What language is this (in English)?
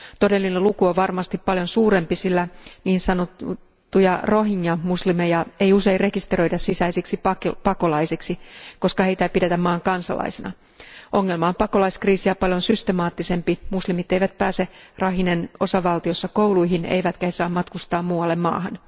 Finnish